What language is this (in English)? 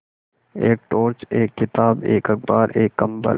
Hindi